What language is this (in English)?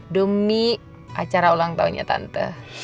Indonesian